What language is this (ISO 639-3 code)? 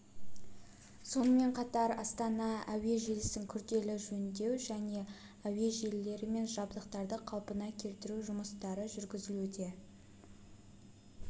kaz